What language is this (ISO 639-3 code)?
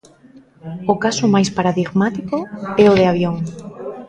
glg